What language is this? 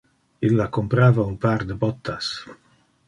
Interlingua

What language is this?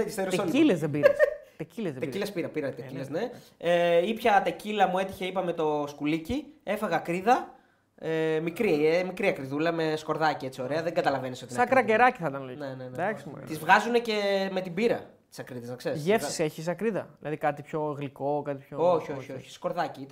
Greek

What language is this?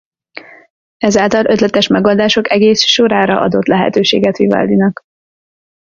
Hungarian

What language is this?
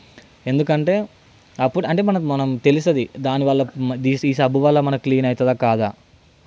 Telugu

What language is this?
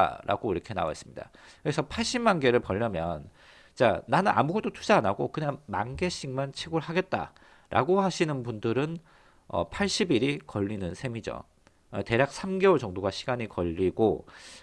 Korean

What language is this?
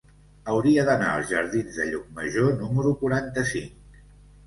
Catalan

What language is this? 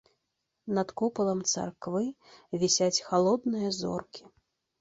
Belarusian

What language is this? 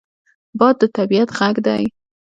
Pashto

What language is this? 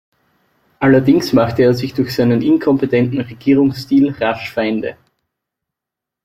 German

